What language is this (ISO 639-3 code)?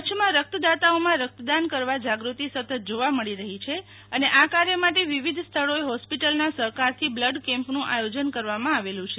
guj